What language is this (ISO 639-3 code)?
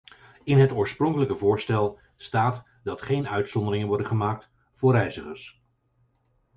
nld